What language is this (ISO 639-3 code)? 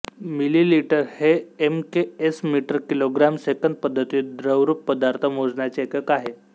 mar